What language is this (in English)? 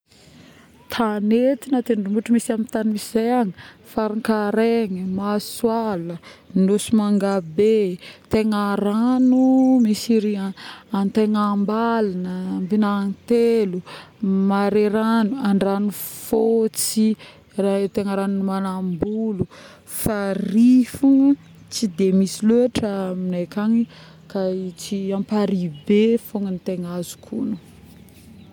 Northern Betsimisaraka Malagasy